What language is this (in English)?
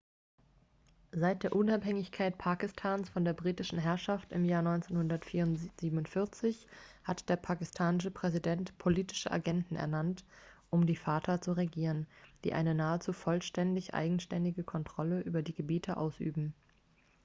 German